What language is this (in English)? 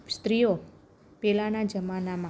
Gujarati